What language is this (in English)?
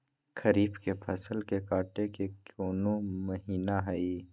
Magahi